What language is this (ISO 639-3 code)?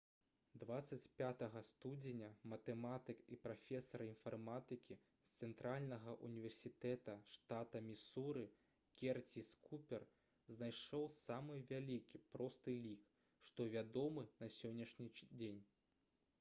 bel